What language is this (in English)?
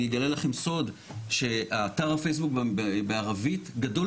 Hebrew